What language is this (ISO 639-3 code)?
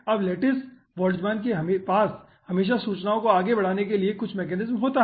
hin